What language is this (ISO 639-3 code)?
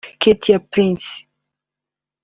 kin